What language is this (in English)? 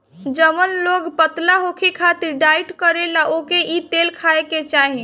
Bhojpuri